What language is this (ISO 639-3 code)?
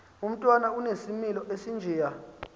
xho